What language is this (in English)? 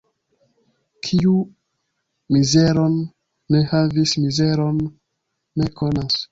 Esperanto